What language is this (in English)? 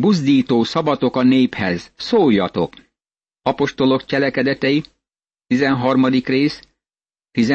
Hungarian